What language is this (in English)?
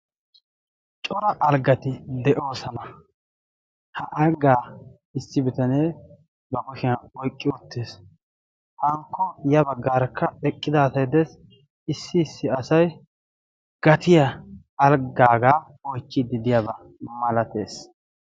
Wolaytta